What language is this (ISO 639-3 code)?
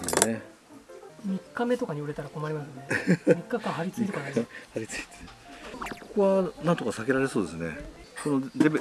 jpn